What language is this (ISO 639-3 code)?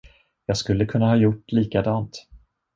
swe